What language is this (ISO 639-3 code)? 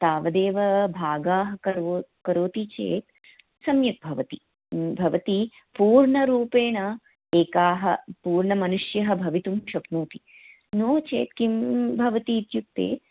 san